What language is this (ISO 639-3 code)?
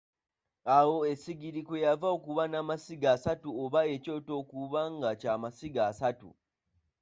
lug